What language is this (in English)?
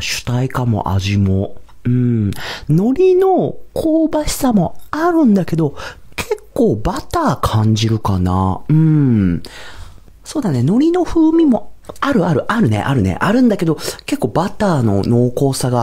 Japanese